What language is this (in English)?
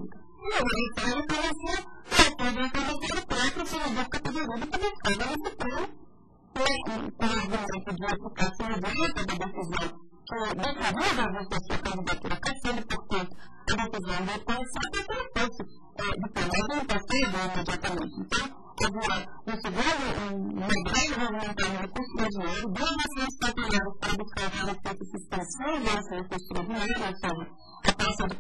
Portuguese